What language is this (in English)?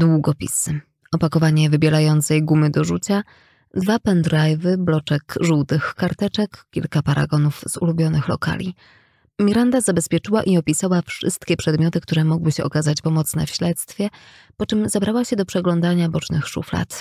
Polish